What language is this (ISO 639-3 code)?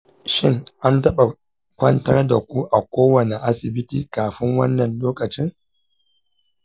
hau